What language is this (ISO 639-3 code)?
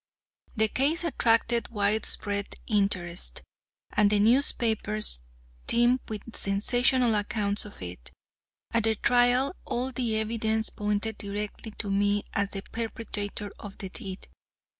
eng